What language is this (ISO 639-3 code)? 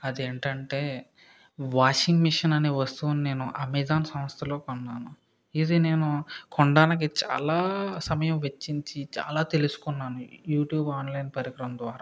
tel